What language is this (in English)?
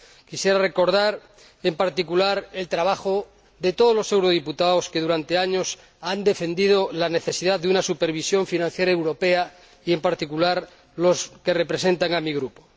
Spanish